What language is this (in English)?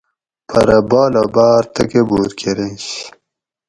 Gawri